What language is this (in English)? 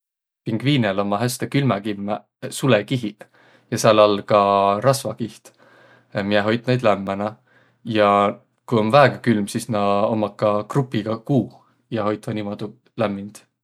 Võro